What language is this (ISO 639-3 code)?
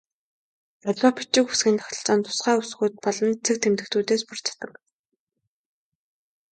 mon